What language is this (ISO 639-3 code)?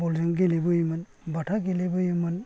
brx